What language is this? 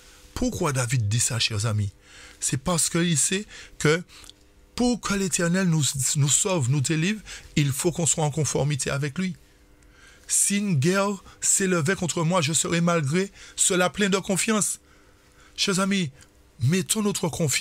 French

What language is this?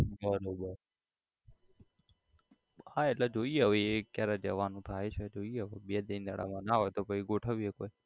Gujarati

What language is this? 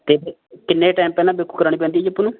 Punjabi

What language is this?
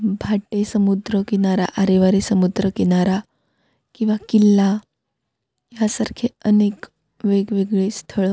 Marathi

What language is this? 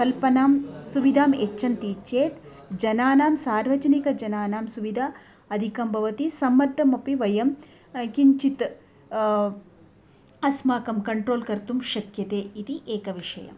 Sanskrit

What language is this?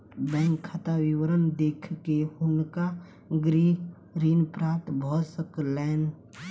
Maithili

